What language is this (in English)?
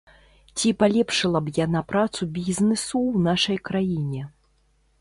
Belarusian